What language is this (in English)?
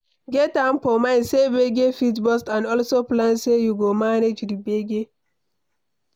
Nigerian Pidgin